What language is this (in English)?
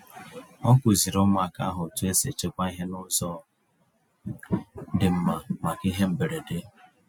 Igbo